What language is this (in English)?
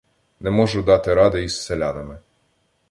Ukrainian